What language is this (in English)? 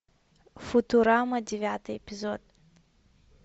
Russian